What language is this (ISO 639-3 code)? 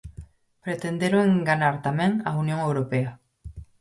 glg